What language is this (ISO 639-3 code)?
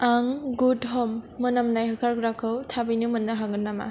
brx